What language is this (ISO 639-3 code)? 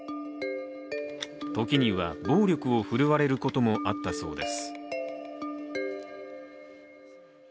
jpn